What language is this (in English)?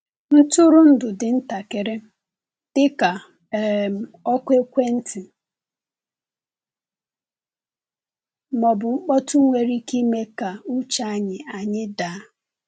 Igbo